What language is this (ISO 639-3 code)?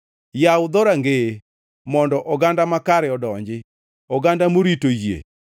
luo